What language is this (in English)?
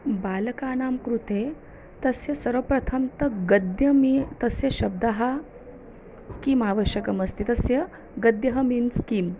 Sanskrit